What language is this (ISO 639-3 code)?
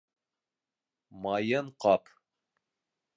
bak